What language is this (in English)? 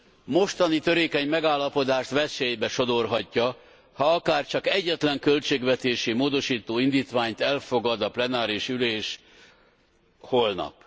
Hungarian